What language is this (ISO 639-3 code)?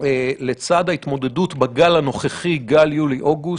heb